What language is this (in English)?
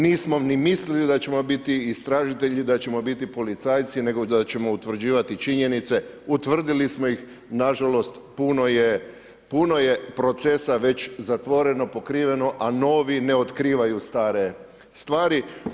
Croatian